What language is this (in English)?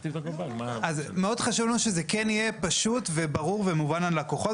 Hebrew